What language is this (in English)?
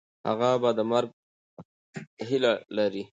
Pashto